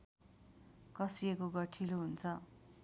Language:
Nepali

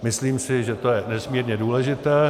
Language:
Czech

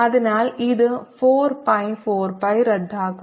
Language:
Malayalam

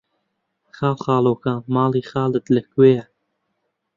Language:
Central Kurdish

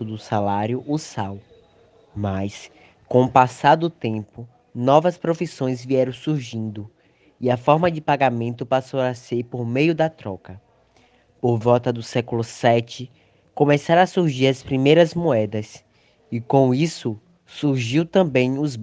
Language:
Portuguese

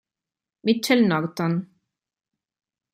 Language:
Italian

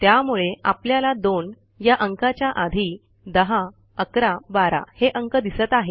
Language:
Marathi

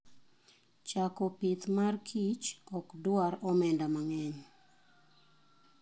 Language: Luo (Kenya and Tanzania)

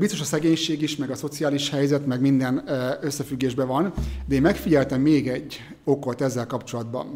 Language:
Hungarian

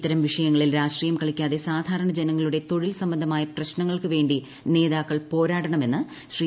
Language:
Malayalam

